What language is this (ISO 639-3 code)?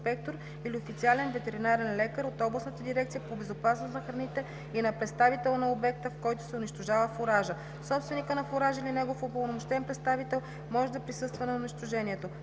bul